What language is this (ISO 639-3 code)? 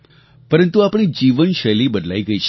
guj